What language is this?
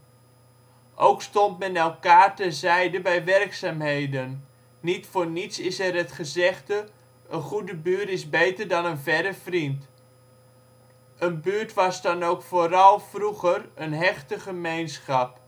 Dutch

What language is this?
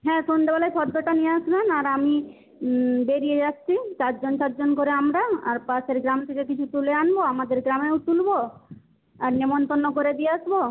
Bangla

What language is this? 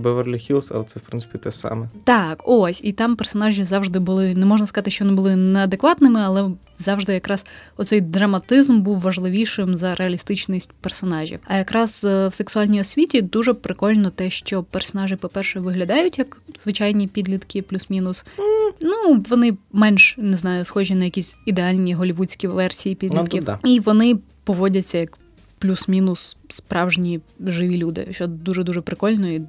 Ukrainian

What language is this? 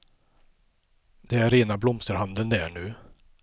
Swedish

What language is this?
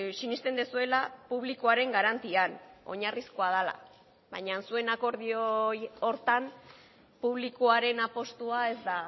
Basque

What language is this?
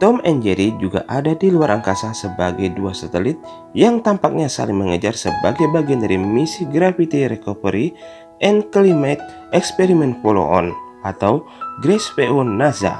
Indonesian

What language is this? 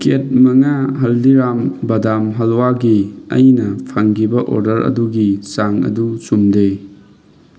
Manipuri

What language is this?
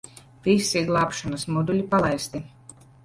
Latvian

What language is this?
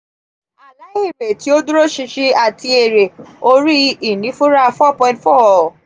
Yoruba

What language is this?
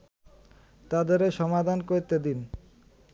Bangla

